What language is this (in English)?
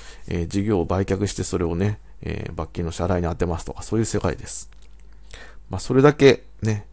Japanese